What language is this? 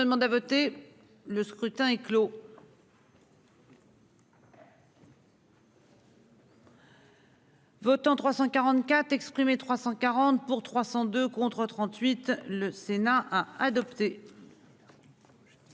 French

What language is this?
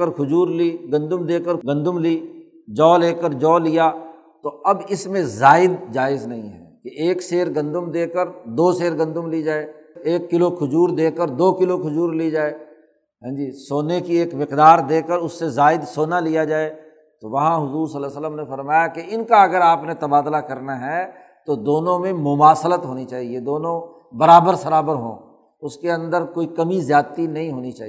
Urdu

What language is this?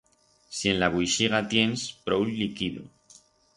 Aragonese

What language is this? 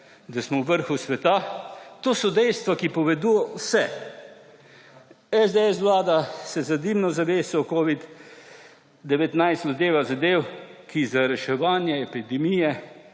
Slovenian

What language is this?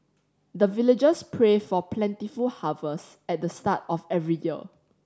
English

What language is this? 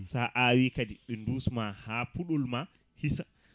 Fula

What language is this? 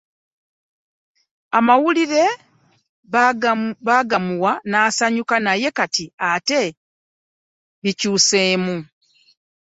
Ganda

